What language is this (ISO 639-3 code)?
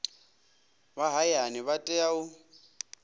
ven